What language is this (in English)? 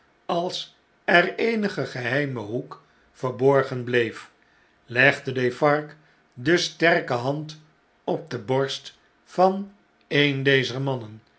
Dutch